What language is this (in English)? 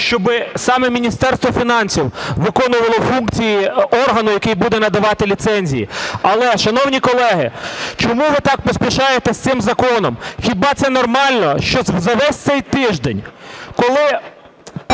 Ukrainian